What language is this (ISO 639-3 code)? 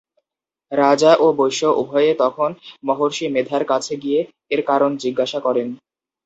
ben